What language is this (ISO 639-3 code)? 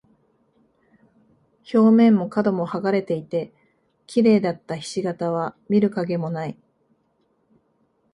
jpn